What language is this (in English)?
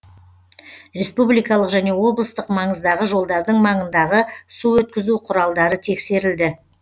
Kazakh